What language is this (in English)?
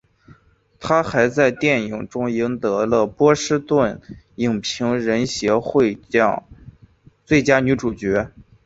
Chinese